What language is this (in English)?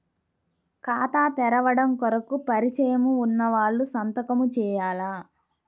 Telugu